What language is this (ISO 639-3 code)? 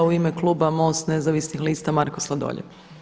hrv